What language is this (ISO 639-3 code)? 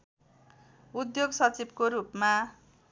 nep